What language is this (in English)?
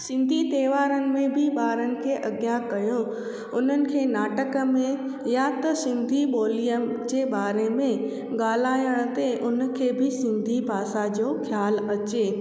Sindhi